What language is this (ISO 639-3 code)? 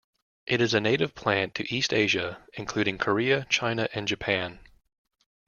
eng